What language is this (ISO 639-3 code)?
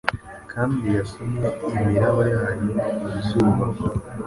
kin